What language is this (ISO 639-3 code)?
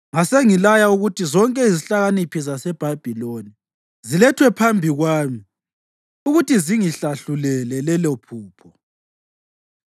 nde